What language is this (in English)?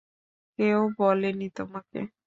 Bangla